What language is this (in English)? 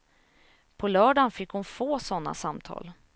Swedish